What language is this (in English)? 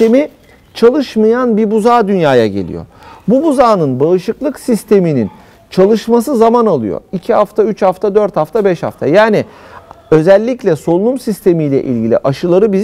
Turkish